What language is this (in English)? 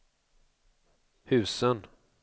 Swedish